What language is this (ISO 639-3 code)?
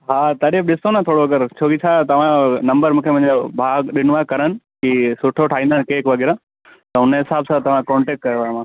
snd